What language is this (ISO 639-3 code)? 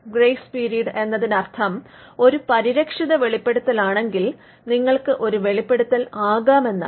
mal